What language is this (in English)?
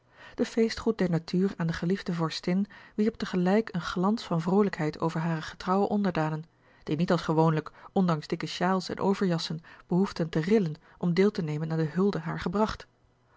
Dutch